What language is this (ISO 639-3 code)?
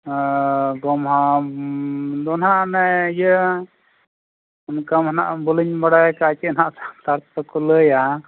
sat